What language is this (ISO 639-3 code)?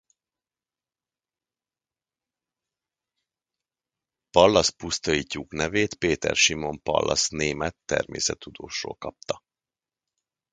hun